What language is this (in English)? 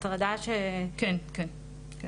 Hebrew